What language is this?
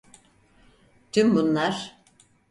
Turkish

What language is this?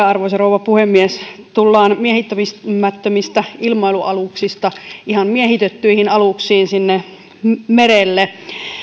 Finnish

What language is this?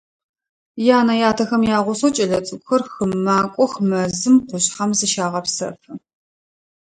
Adyghe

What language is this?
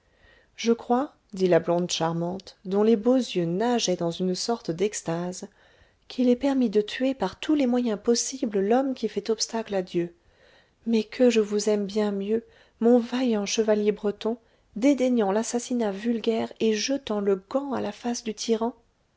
French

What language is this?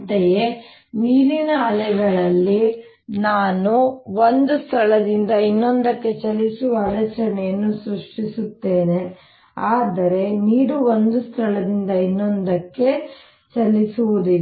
Kannada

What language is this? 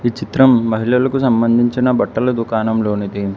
Telugu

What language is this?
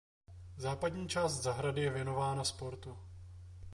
Czech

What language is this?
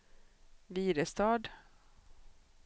Swedish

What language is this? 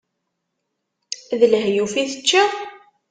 Kabyle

